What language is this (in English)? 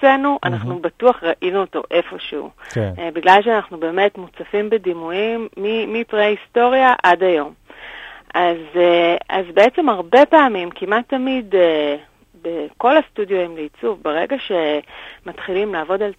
Hebrew